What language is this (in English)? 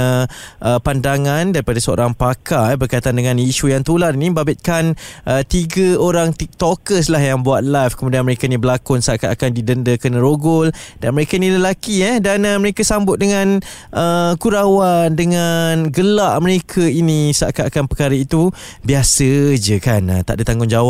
Malay